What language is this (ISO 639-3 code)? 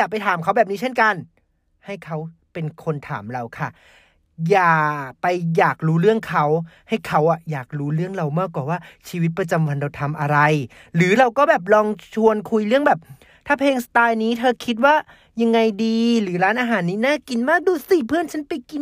tha